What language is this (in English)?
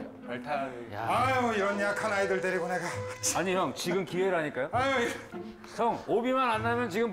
Korean